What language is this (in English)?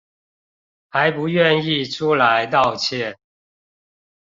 Chinese